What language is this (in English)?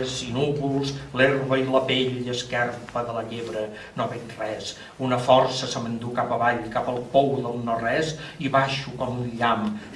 Catalan